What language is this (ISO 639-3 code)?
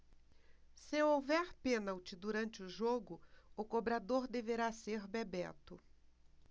por